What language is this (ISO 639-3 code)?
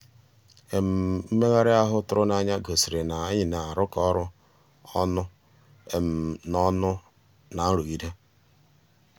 ibo